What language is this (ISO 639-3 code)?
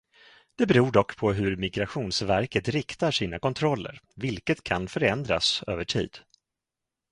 swe